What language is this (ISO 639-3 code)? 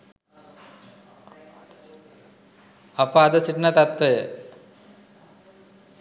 sin